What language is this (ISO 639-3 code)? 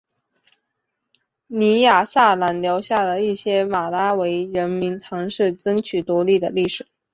zho